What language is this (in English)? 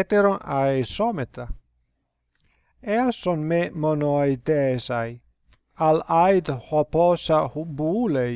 Greek